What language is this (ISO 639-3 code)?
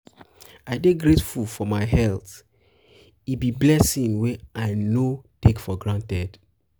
pcm